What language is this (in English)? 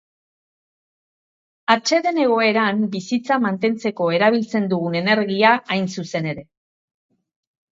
Basque